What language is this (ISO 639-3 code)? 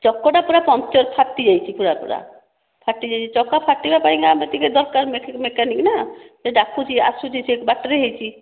ori